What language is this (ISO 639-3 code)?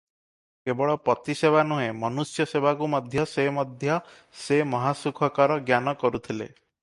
ori